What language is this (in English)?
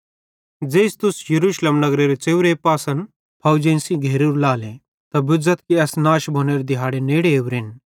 Bhadrawahi